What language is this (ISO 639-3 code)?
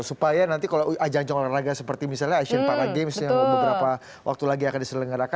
ind